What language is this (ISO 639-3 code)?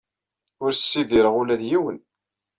kab